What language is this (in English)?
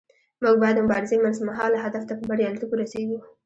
Pashto